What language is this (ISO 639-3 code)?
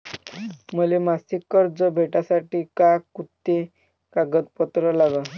mar